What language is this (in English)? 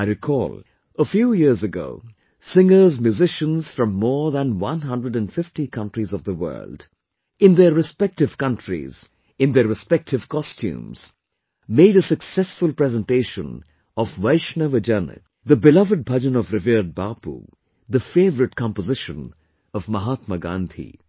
English